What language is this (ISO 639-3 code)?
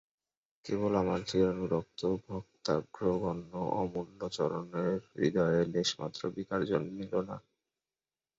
ben